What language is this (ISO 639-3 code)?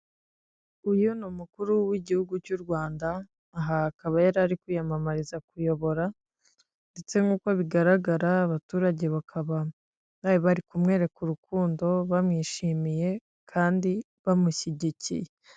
kin